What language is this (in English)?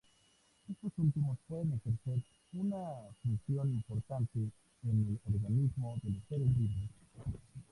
Spanish